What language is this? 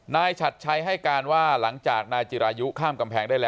Thai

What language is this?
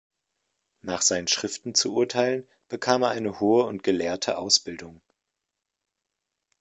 German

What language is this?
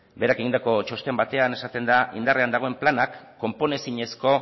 Basque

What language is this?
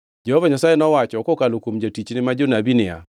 Luo (Kenya and Tanzania)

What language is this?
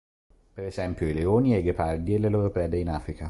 Italian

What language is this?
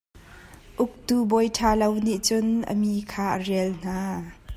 Hakha Chin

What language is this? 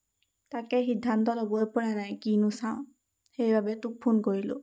Assamese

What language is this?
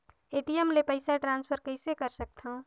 Chhattisgarhi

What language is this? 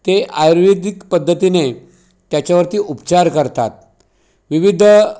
Marathi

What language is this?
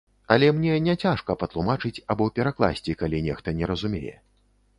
Belarusian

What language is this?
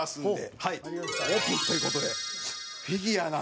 Japanese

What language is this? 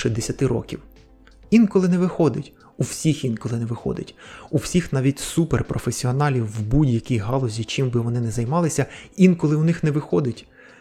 Ukrainian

